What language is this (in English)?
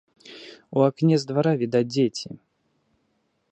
Belarusian